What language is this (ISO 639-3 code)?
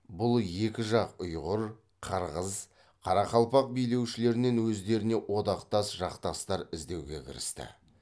kaz